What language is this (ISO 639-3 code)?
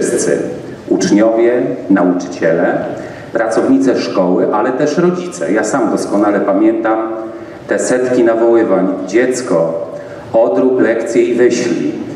pol